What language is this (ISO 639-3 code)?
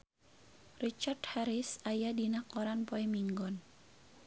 sun